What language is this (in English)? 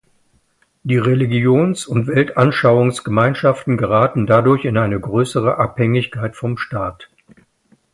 German